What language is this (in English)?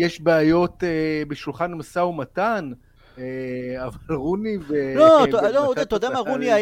Hebrew